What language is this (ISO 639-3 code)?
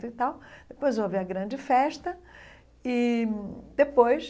por